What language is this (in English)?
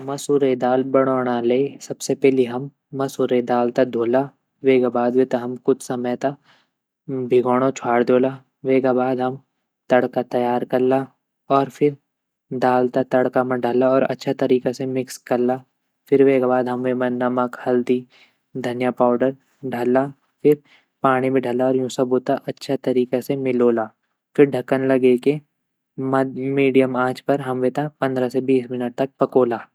Garhwali